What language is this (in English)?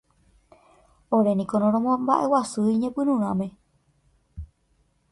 Guarani